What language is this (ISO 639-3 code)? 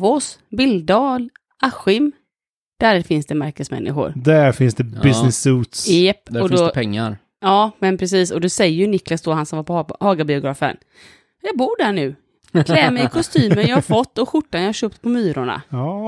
swe